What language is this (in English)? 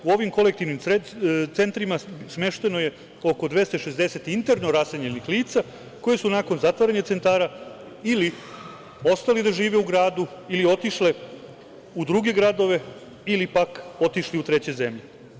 Serbian